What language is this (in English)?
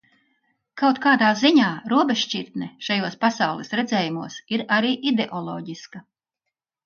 Latvian